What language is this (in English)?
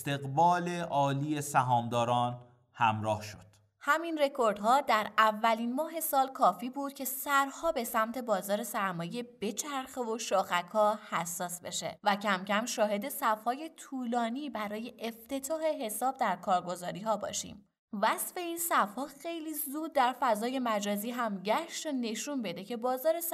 Persian